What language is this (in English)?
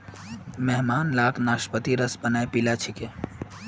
Magahi